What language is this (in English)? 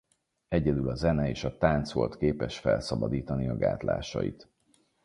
Hungarian